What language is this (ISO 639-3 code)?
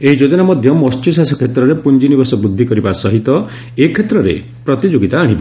ori